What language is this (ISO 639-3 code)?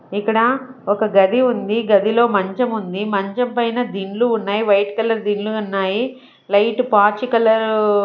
tel